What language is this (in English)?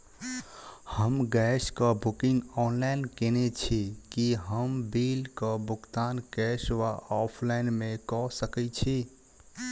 Maithili